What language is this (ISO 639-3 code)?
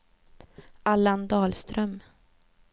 swe